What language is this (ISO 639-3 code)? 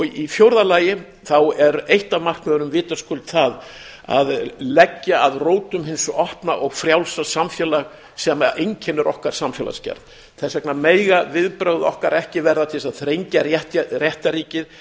isl